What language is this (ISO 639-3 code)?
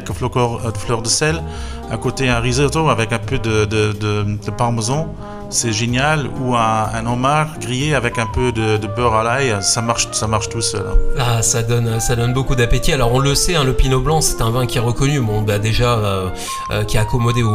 fra